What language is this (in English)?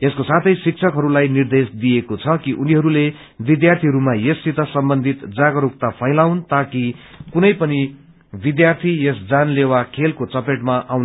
Nepali